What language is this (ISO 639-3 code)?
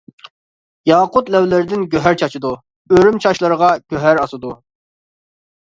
uig